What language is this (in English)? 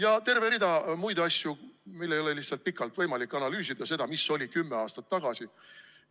Estonian